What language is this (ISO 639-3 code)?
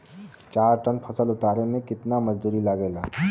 bho